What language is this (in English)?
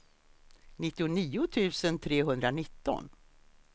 Swedish